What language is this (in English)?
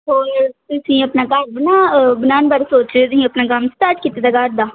Punjabi